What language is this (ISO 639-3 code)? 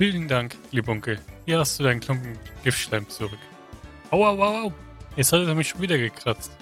deu